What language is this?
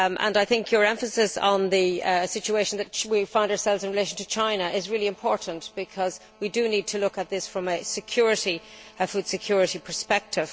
English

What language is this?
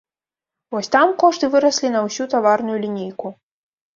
Belarusian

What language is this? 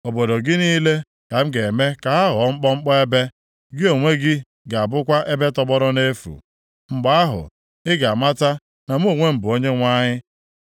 Igbo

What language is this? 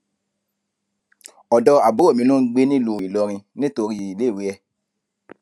Yoruba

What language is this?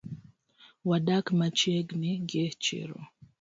Luo (Kenya and Tanzania)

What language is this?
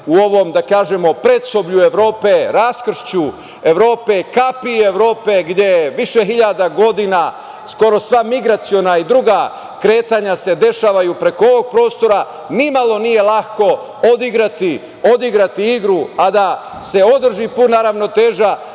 Serbian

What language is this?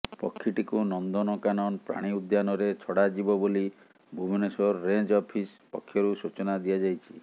Odia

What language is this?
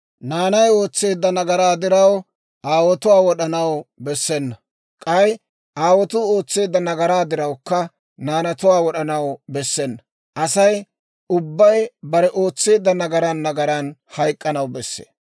Dawro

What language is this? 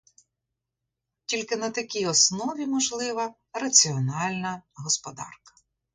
Ukrainian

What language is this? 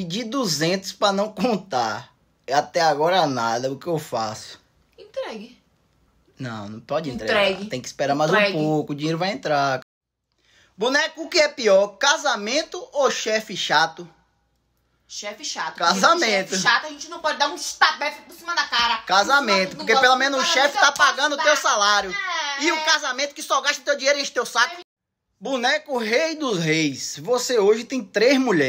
Portuguese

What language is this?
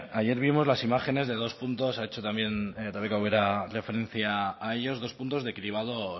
Spanish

